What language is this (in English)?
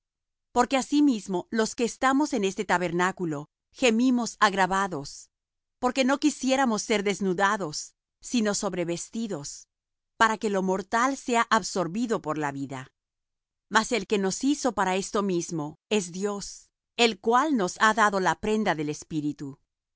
Spanish